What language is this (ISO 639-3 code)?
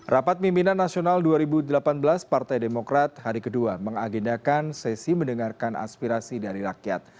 ind